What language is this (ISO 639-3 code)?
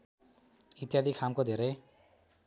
nep